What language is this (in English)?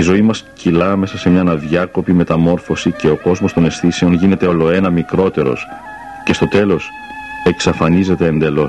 Greek